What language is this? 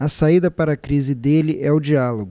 Portuguese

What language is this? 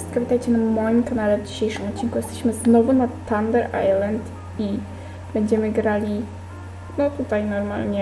Polish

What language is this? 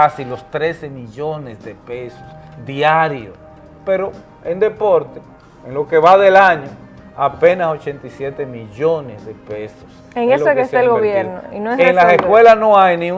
Spanish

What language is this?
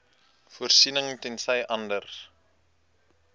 Afrikaans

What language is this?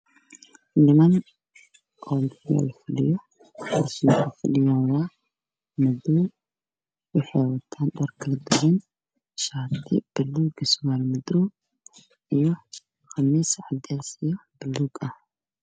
Somali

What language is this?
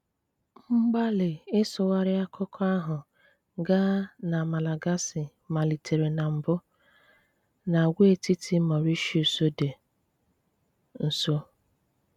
Igbo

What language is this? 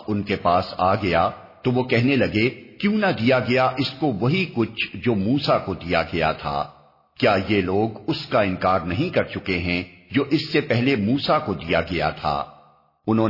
Urdu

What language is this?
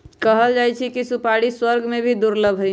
Magahi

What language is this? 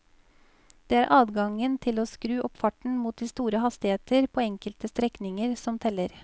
Norwegian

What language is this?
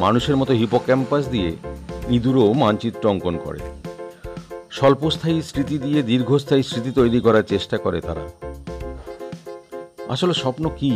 Romanian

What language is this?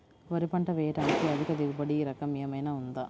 Telugu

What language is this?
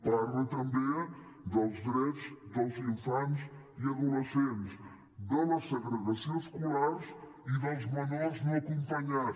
Catalan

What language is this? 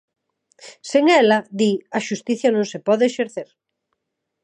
Galician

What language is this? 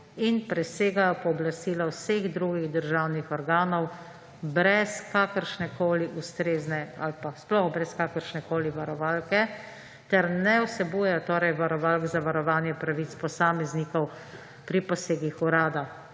Slovenian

